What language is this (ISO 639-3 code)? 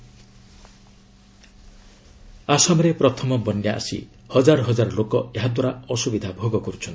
ori